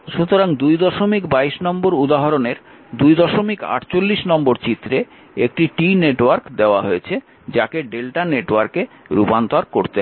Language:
Bangla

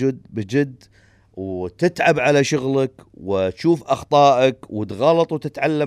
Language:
Arabic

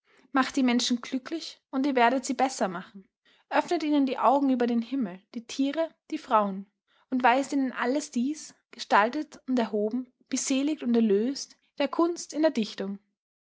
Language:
German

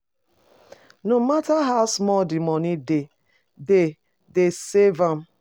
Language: Nigerian Pidgin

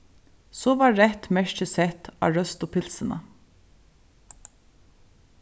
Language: Faroese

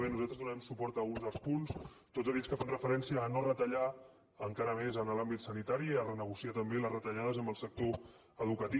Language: Catalan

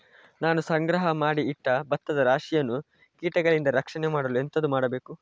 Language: Kannada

